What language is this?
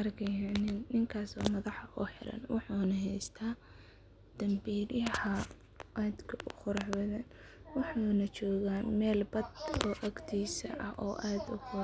Somali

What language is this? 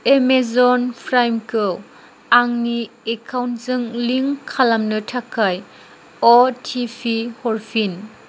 Bodo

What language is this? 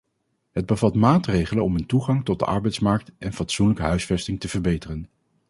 Dutch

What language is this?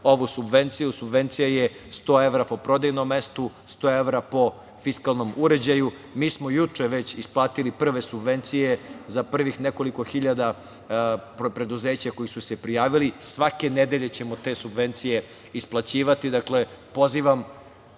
Serbian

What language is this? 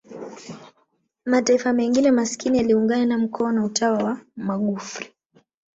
Swahili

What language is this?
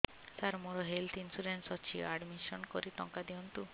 Odia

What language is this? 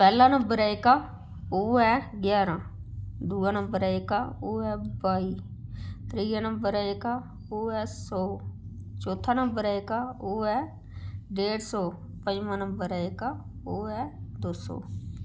Dogri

